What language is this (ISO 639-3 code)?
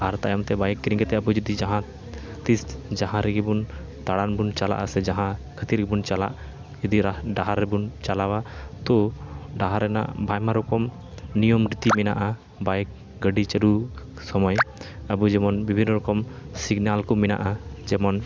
sat